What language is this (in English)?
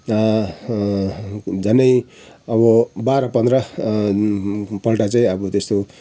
Nepali